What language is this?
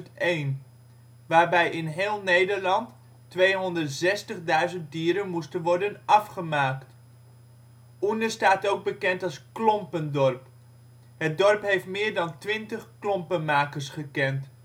Dutch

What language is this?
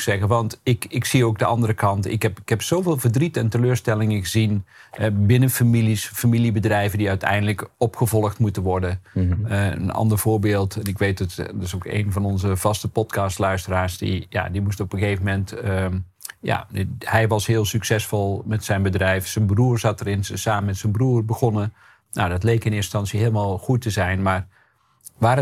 Dutch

